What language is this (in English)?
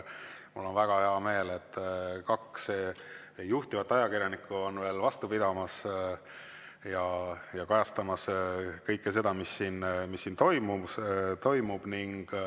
Estonian